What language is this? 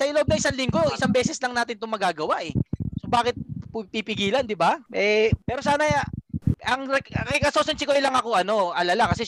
Filipino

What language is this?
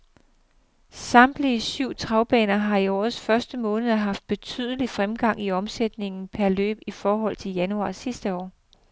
Danish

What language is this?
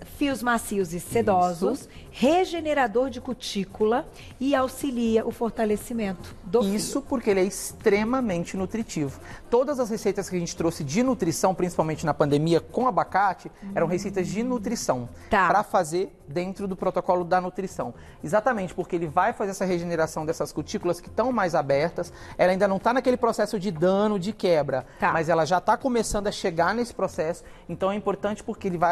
Portuguese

